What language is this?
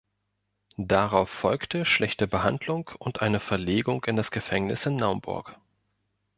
German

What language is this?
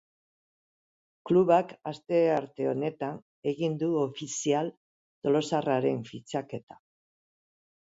Basque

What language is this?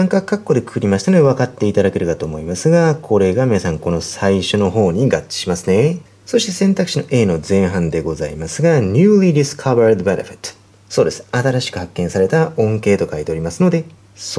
Japanese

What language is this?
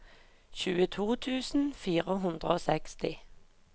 Norwegian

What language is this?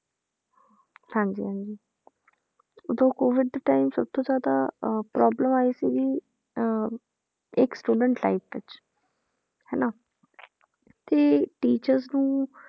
Punjabi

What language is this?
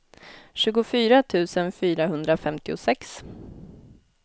Swedish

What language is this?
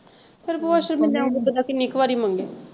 Punjabi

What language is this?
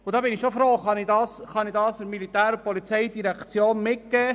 Swiss German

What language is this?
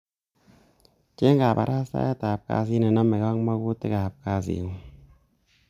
Kalenjin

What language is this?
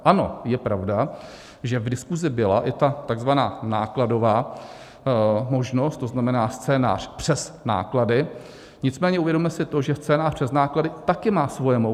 Czech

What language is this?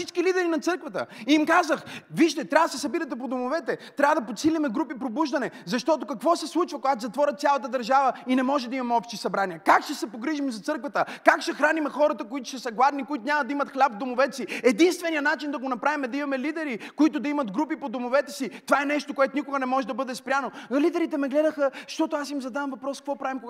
Bulgarian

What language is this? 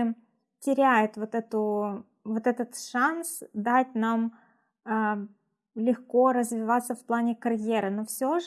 Russian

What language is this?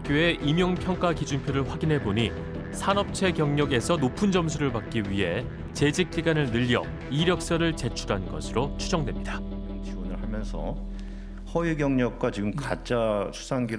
Korean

